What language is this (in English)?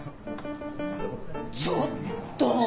Japanese